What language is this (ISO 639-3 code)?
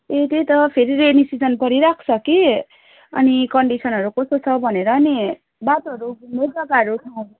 nep